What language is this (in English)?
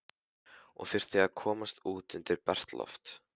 Icelandic